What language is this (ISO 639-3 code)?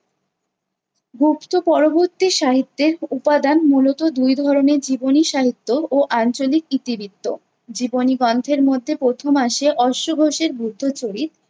ben